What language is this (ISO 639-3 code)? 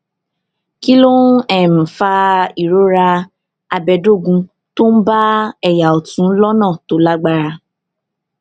yor